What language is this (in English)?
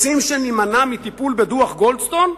Hebrew